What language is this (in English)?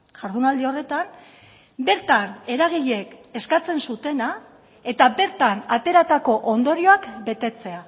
Basque